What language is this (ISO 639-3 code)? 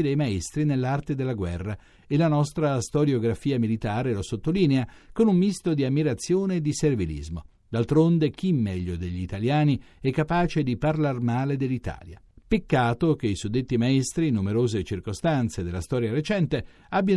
ita